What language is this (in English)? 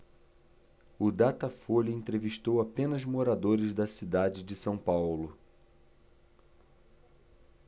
Portuguese